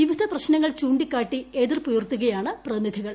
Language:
Malayalam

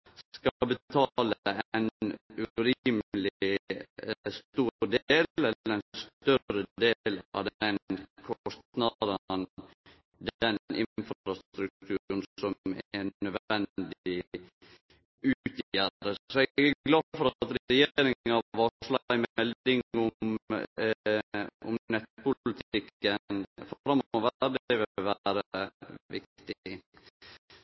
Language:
Norwegian Nynorsk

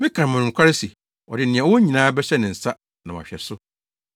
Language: Akan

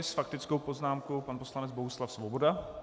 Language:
Czech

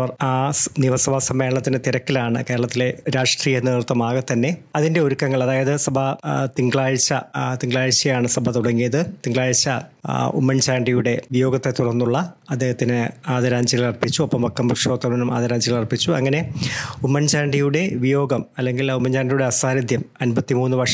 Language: Malayalam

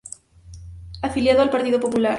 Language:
Spanish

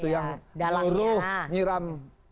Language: Indonesian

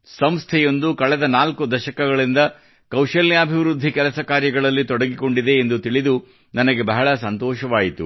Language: Kannada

